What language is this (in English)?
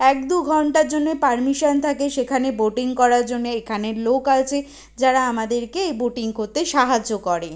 Bangla